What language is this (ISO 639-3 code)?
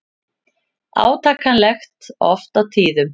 isl